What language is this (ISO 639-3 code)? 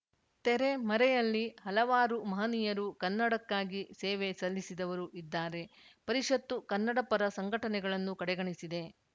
kan